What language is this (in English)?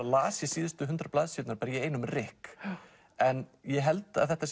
Icelandic